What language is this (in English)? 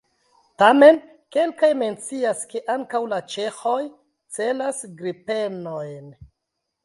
Esperanto